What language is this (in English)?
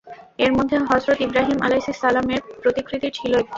Bangla